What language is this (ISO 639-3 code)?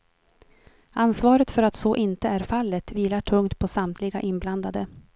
swe